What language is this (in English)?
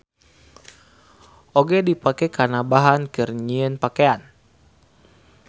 Sundanese